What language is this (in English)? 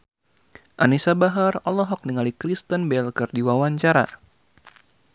Sundanese